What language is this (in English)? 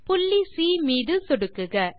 Tamil